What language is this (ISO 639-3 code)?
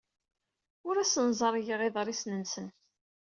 kab